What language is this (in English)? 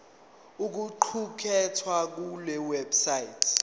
Zulu